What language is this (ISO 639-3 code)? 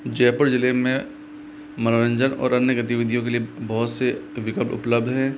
hin